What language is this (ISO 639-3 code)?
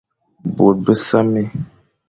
fan